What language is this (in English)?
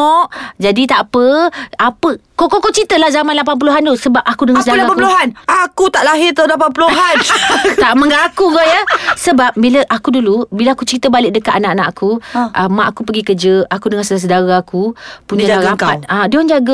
Malay